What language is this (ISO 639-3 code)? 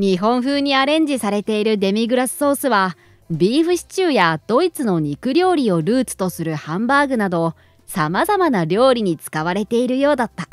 jpn